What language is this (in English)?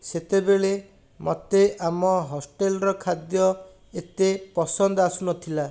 Odia